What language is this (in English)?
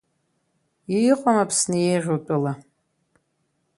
Abkhazian